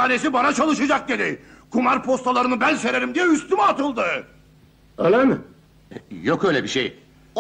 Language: Turkish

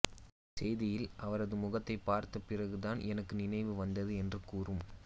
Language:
Tamil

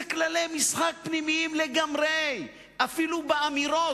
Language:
Hebrew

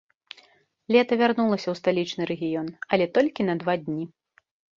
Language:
Belarusian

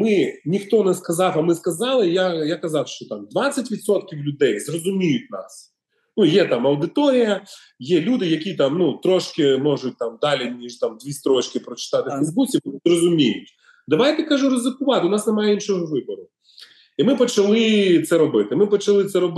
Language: Ukrainian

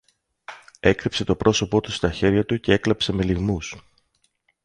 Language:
Greek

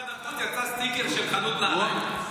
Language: Hebrew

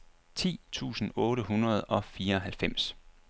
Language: Danish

